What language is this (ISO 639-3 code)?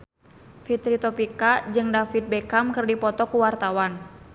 sun